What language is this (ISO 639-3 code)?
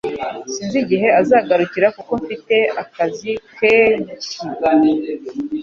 kin